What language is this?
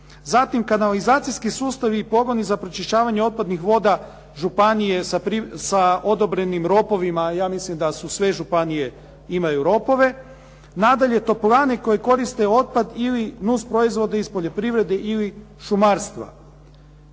Croatian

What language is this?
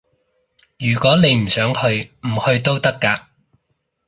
Cantonese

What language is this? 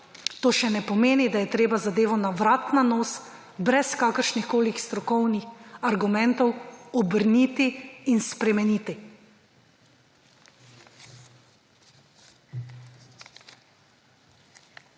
Slovenian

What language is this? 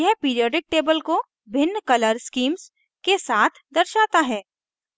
Hindi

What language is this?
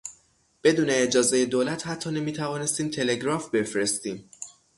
Persian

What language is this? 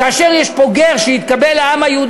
Hebrew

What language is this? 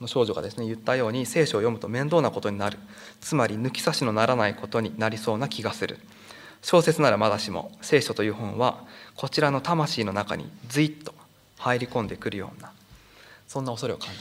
Japanese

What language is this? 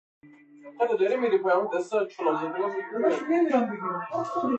Persian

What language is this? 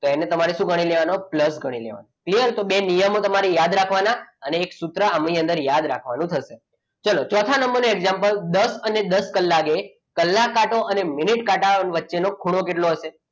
Gujarati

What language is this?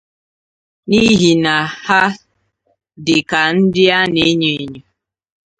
Igbo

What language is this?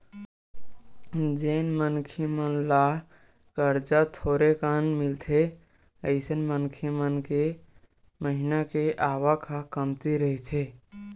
Chhattisgarhi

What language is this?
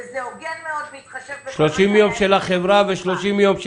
Hebrew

